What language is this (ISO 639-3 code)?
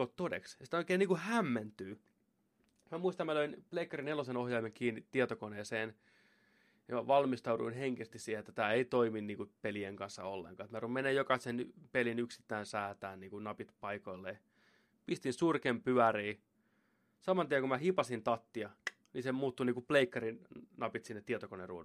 fin